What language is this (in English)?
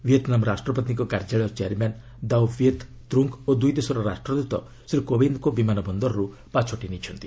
Odia